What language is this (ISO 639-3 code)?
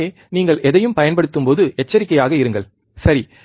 tam